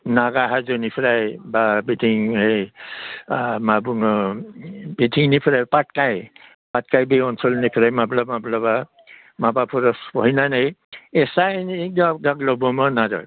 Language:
Bodo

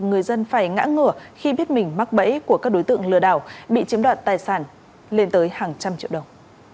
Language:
Vietnamese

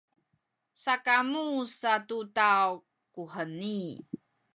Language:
Sakizaya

